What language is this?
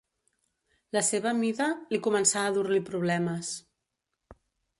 Catalan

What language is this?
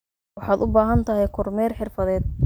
Somali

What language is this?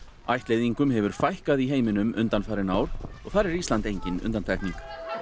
Icelandic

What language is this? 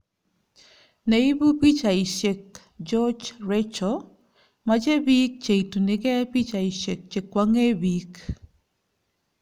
Kalenjin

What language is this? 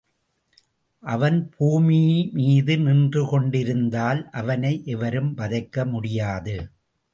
Tamil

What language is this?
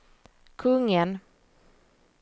Swedish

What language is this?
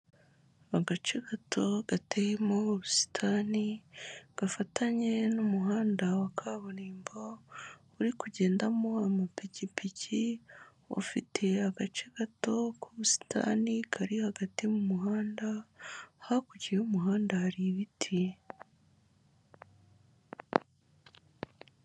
Kinyarwanda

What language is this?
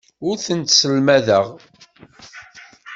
Kabyle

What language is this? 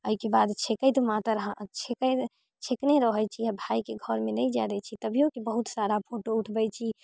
Maithili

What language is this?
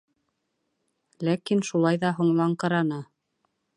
Bashkir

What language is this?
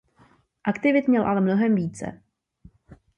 Czech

